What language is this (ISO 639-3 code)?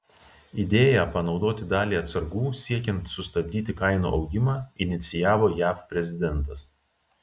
lit